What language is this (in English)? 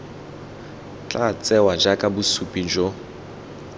Tswana